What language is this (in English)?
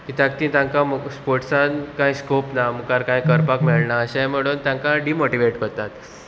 Konkani